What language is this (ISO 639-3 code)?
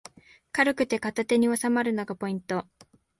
jpn